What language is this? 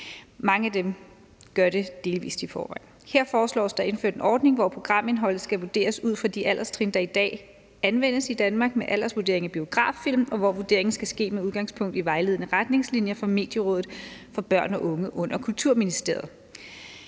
Danish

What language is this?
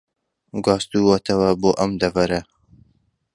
Central Kurdish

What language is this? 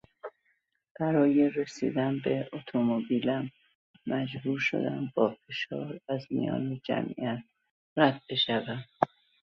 Persian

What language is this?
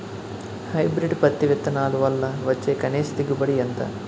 Telugu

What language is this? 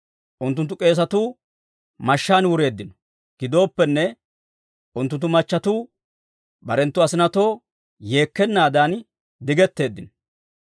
Dawro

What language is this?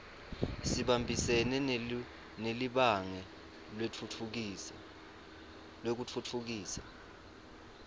Swati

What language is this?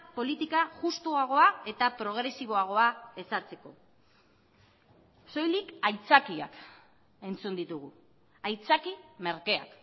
Basque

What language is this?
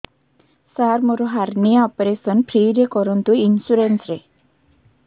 Odia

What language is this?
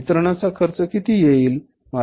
Marathi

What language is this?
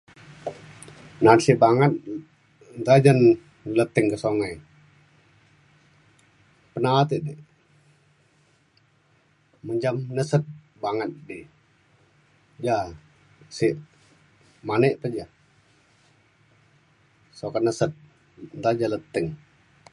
Mainstream Kenyah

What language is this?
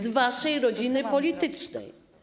Polish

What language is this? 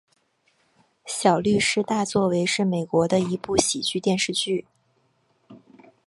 Chinese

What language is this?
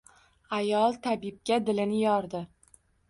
Uzbek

